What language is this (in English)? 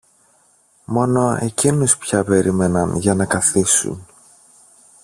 Greek